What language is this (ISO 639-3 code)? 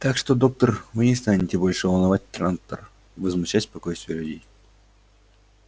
rus